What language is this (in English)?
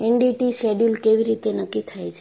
Gujarati